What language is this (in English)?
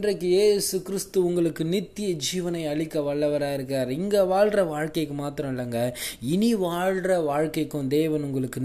Tamil